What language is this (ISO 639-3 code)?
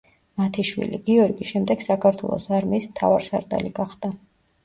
kat